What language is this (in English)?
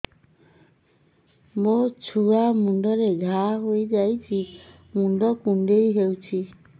Odia